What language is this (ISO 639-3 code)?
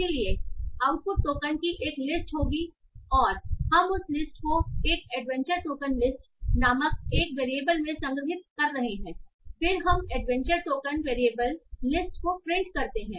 hin